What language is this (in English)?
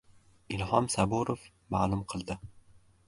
Uzbek